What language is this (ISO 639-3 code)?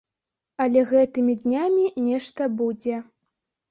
bel